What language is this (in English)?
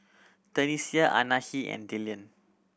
English